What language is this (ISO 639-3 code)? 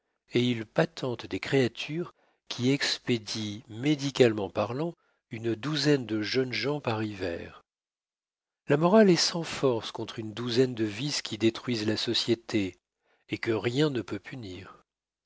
fra